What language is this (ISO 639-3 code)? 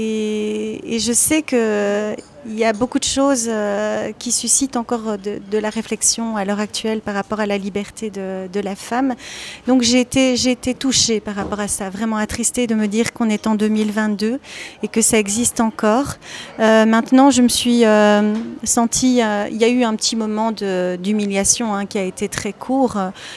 fra